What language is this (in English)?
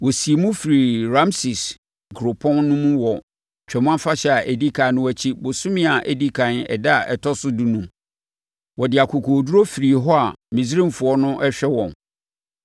Akan